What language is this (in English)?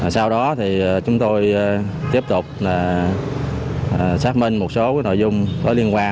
Vietnamese